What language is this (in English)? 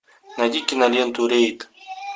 Russian